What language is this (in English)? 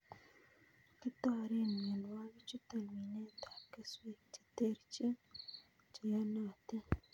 Kalenjin